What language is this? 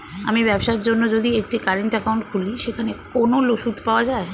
Bangla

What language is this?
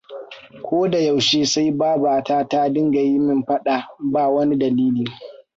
Hausa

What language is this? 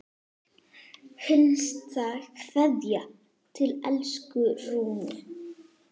Icelandic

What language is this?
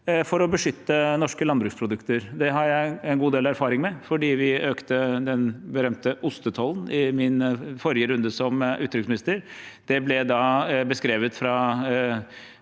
Norwegian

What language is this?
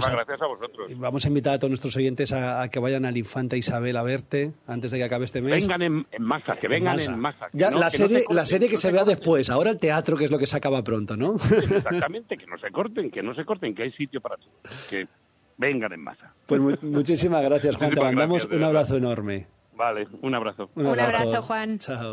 Spanish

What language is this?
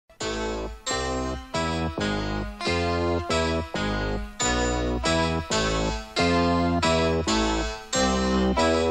Polish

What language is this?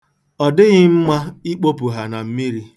Igbo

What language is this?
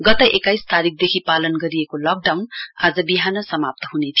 Nepali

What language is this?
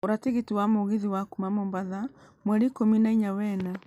Kikuyu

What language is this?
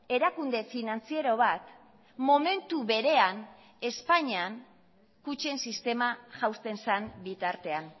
Basque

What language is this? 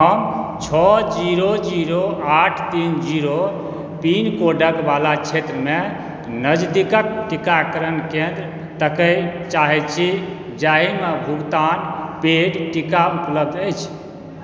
Maithili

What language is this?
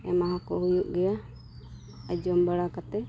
Santali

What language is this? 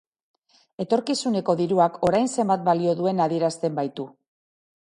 Basque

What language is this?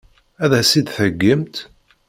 Kabyle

